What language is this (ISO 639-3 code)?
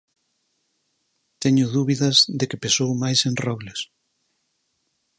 glg